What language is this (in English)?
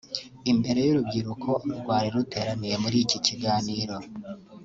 Kinyarwanda